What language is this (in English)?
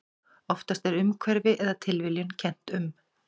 Icelandic